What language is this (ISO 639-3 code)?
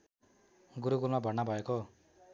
nep